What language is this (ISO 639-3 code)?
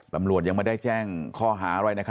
tha